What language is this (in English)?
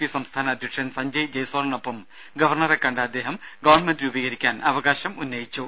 Malayalam